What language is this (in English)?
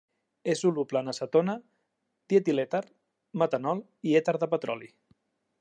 Catalan